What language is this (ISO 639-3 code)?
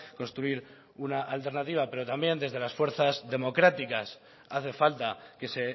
spa